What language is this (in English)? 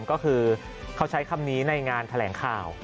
Thai